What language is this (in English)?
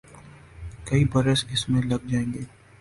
Urdu